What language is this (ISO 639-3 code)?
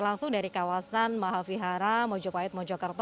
ind